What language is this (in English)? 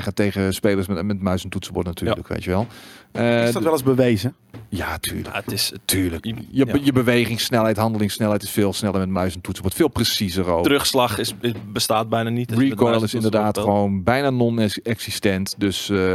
Dutch